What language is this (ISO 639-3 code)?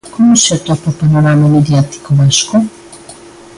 glg